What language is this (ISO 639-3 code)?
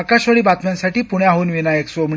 mar